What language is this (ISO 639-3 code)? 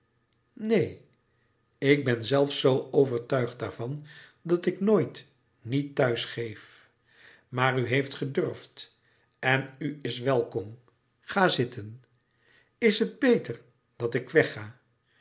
nld